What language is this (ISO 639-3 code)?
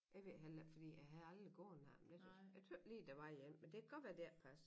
dan